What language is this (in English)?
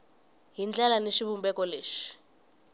Tsonga